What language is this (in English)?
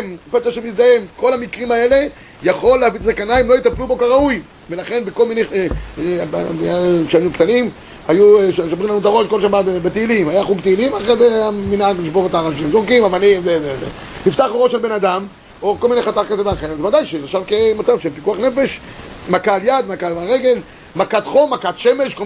Hebrew